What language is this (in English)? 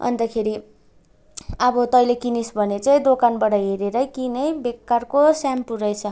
Nepali